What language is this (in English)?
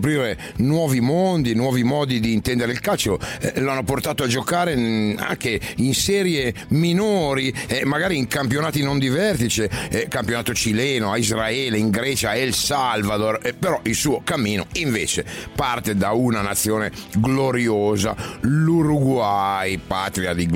Italian